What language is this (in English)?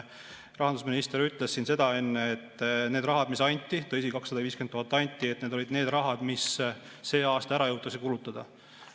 Estonian